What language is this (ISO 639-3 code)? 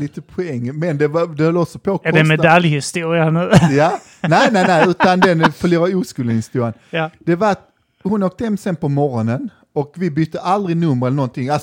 swe